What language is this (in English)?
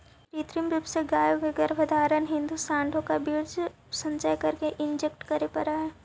Magahi